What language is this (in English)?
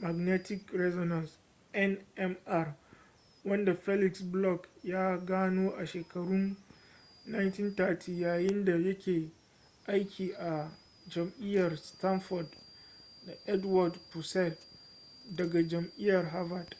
Hausa